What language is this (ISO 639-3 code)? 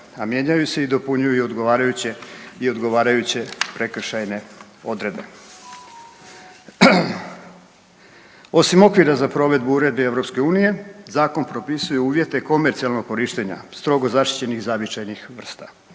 hrv